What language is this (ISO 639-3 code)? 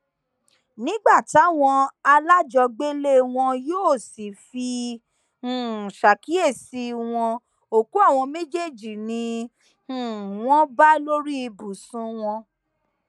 yor